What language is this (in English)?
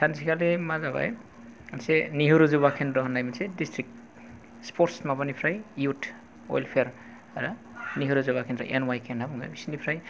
Bodo